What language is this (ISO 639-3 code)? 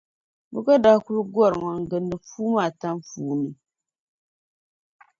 dag